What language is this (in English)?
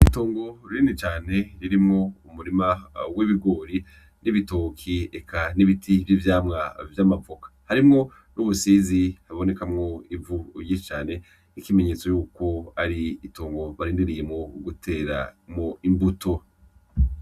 Rundi